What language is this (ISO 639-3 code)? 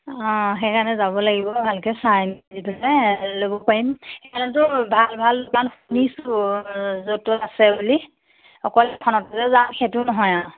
asm